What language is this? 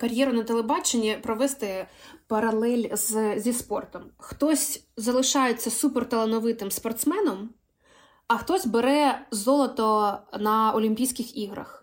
Ukrainian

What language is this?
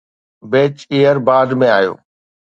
Sindhi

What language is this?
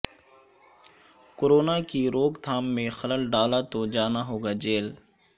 Urdu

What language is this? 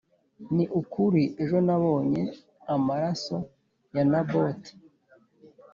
Kinyarwanda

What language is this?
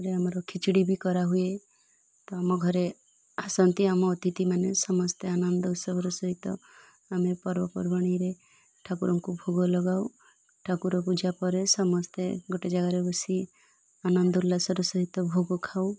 Odia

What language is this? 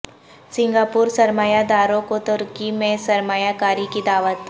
Urdu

